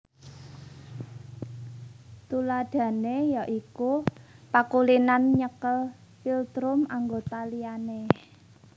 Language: Javanese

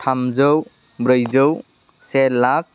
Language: Bodo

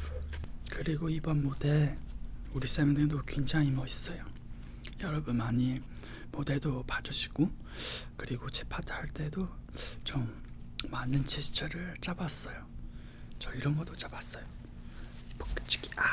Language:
Korean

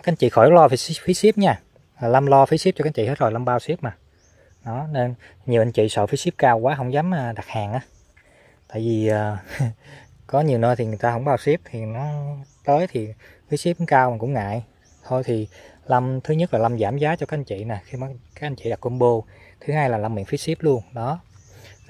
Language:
Vietnamese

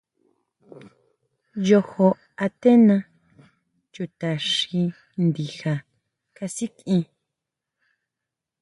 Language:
Huautla Mazatec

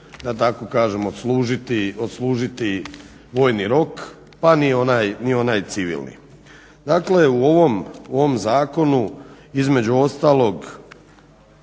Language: Croatian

